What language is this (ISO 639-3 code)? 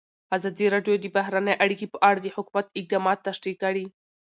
pus